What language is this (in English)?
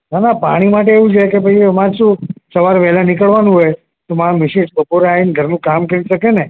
Gujarati